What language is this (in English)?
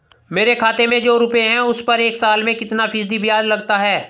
Hindi